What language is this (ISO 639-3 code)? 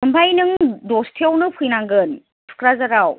brx